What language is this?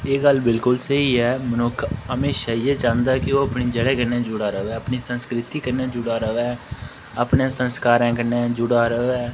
Dogri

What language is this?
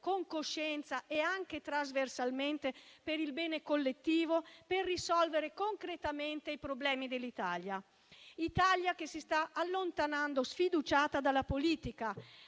Italian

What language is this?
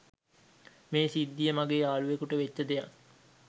Sinhala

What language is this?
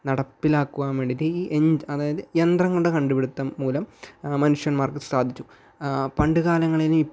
Malayalam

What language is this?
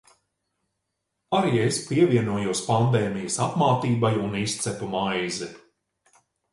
Latvian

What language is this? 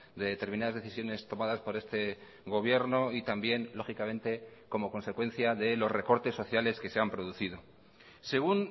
Spanish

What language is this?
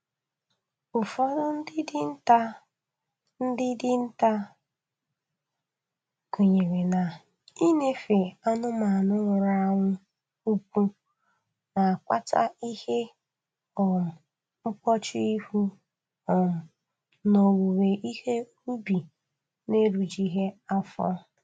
Igbo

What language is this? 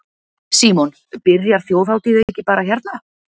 Icelandic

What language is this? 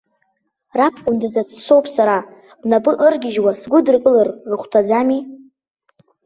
Abkhazian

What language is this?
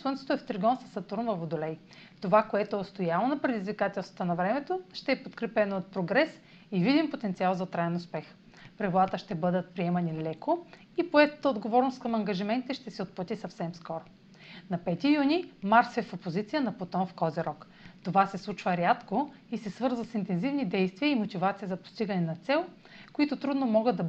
Bulgarian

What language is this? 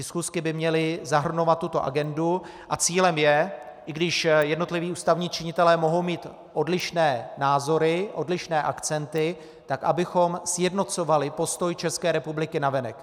Czech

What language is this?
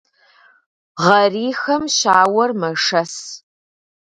Kabardian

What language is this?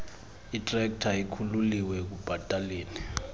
Xhosa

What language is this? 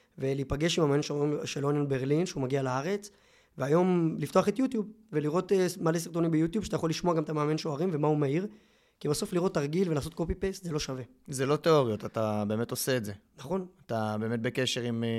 Hebrew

